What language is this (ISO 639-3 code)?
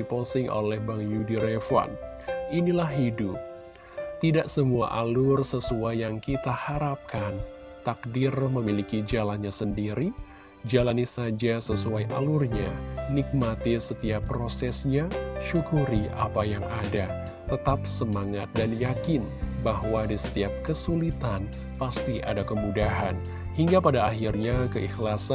ind